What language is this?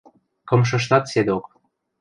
Western Mari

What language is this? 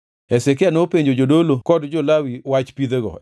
Luo (Kenya and Tanzania)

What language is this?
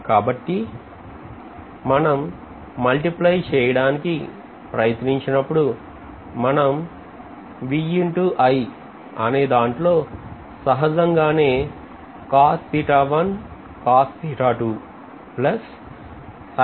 Telugu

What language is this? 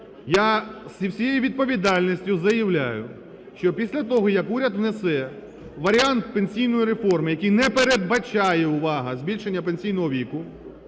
Ukrainian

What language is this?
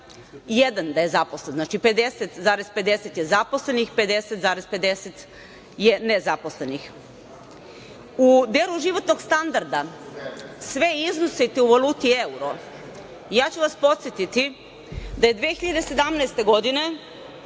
Serbian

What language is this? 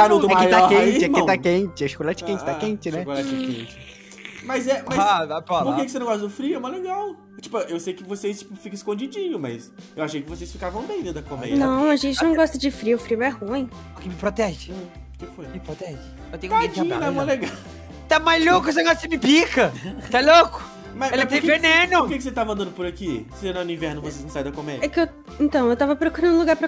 Portuguese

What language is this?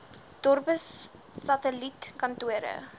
Afrikaans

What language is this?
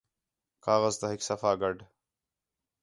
Khetrani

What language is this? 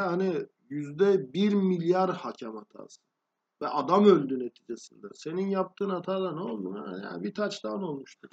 Turkish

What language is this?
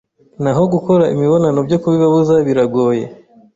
Kinyarwanda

